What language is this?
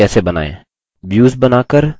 Hindi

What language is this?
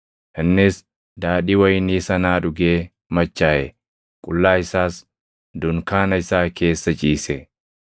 Oromo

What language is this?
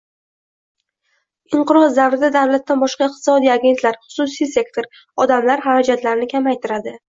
Uzbek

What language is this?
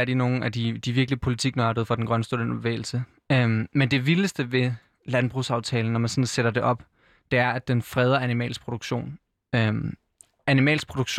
Danish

